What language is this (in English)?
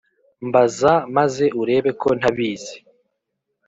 Kinyarwanda